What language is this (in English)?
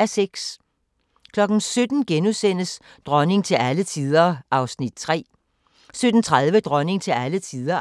Danish